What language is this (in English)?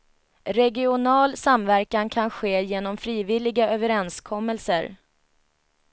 Swedish